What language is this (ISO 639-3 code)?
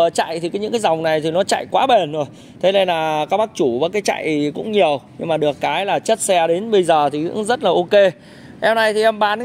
vie